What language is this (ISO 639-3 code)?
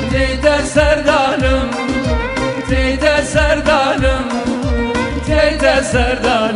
ara